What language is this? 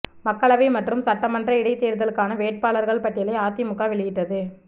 Tamil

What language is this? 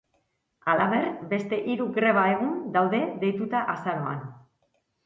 Basque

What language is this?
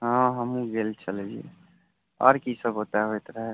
Maithili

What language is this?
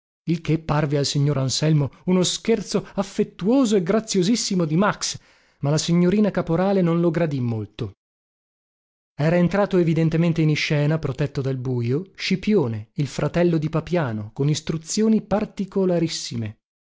Italian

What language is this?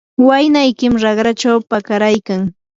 Yanahuanca Pasco Quechua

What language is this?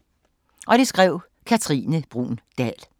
Danish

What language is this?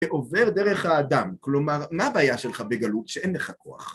Hebrew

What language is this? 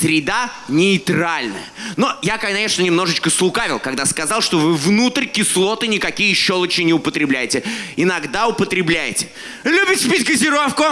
Russian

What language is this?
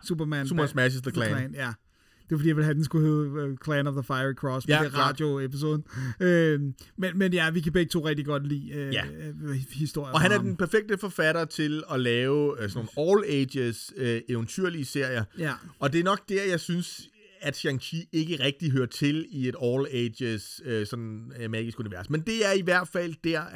Danish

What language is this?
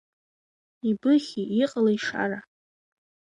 Abkhazian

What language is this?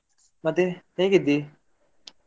Kannada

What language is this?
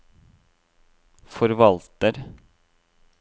Norwegian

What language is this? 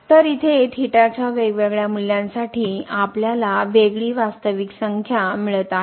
Marathi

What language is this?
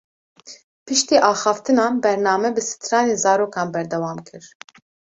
Kurdish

